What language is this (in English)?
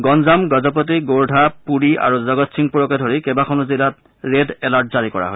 Assamese